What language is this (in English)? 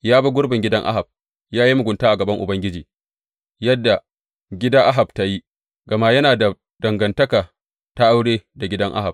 Hausa